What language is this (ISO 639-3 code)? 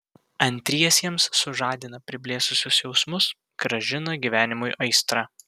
lit